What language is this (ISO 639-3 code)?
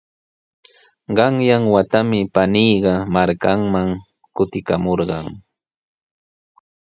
qws